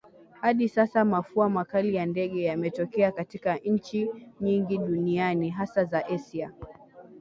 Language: Swahili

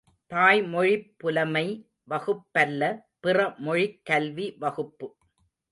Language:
Tamil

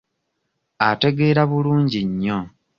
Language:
Ganda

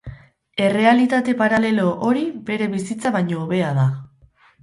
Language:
Basque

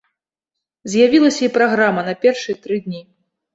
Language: Belarusian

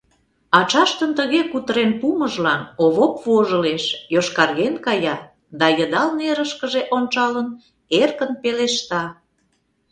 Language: Mari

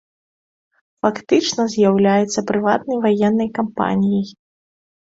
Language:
Belarusian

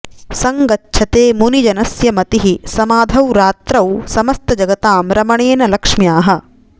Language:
Sanskrit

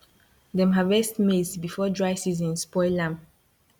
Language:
Nigerian Pidgin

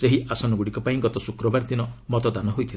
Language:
Odia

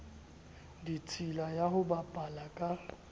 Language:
Southern Sotho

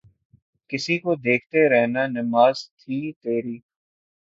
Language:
Urdu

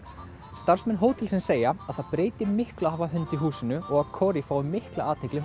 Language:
Icelandic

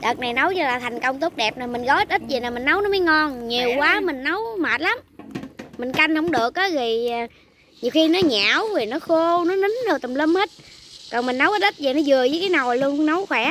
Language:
Vietnamese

